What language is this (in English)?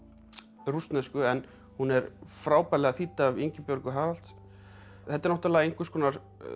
Icelandic